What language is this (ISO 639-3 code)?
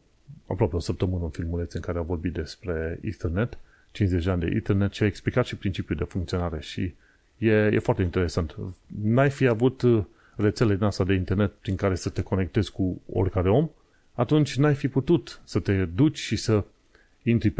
ron